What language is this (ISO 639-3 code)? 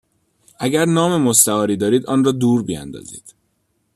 fas